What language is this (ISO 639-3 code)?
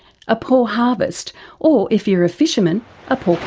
eng